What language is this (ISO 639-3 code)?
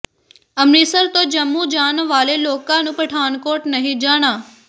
pan